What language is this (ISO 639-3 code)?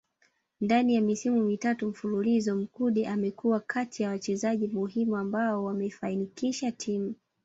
swa